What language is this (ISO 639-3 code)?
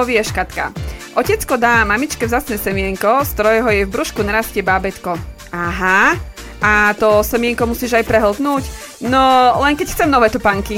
slk